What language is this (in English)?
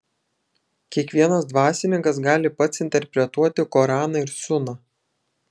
Lithuanian